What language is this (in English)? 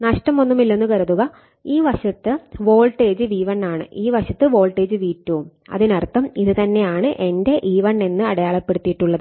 Malayalam